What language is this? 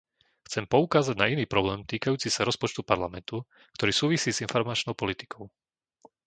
Slovak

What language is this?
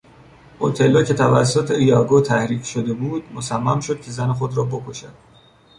Persian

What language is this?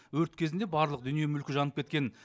Kazakh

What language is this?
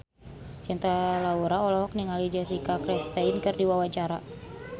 Sundanese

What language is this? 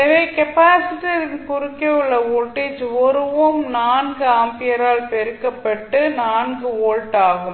Tamil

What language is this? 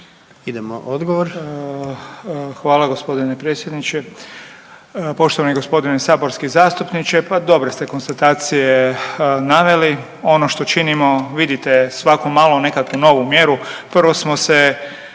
Croatian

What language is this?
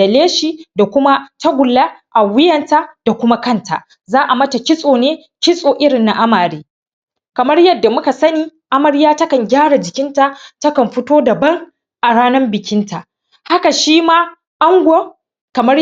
Hausa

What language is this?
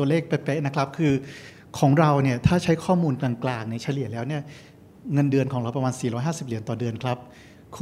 Thai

